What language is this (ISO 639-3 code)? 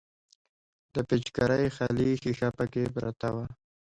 pus